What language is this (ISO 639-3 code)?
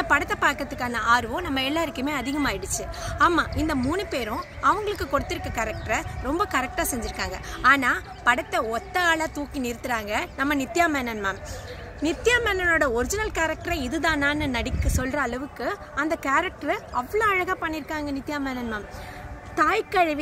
ron